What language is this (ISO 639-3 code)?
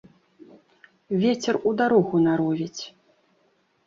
bel